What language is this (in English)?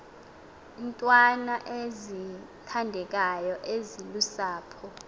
Xhosa